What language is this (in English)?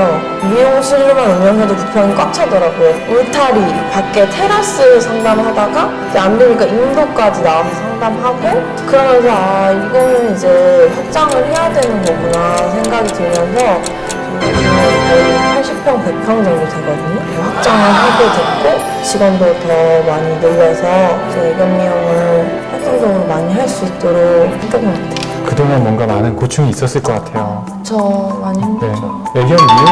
Korean